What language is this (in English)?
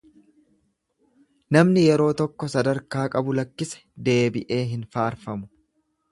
Oromo